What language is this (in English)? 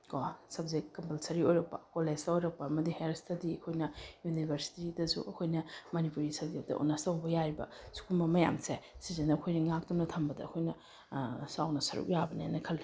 Manipuri